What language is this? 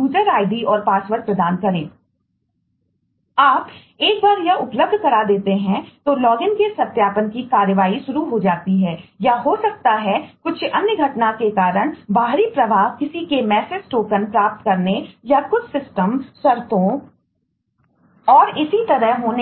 Hindi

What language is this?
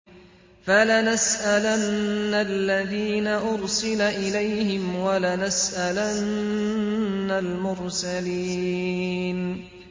Arabic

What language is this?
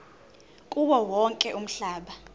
Zulu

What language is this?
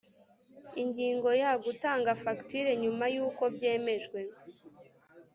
Kinyarwanda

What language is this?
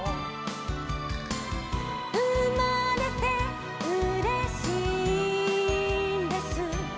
Japanese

